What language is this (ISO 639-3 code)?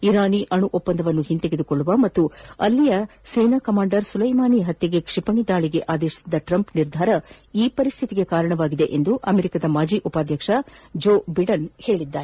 kan